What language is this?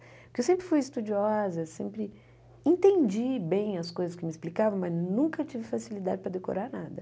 Portuguese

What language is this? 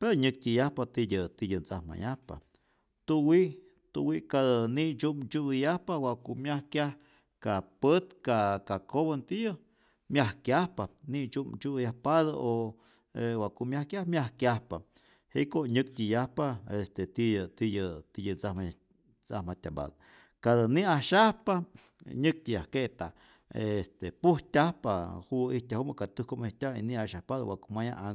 Rayón Zoque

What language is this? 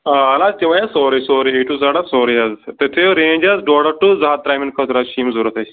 Kashmiri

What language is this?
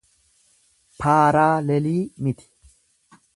Oromo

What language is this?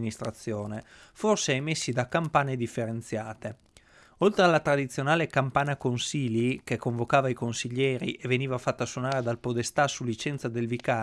Italian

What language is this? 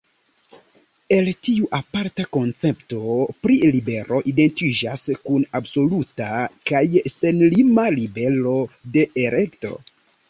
Esperanto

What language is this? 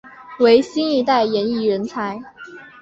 Chinese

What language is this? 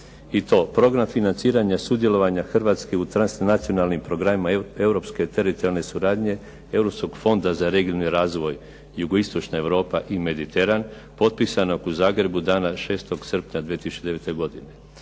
Croatian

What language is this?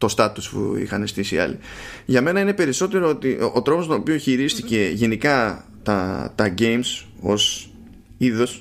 Greek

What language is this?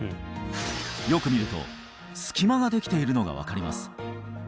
Japanese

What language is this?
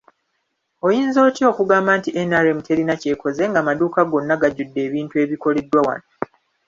Ganda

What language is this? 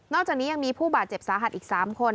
Thai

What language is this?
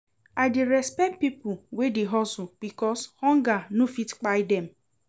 Nigerian Pidgin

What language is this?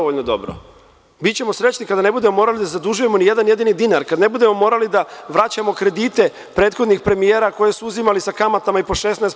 Serbian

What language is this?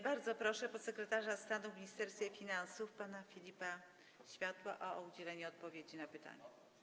Polish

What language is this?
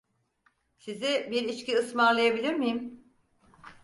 Turkish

